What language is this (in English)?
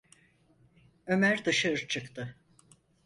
Turkish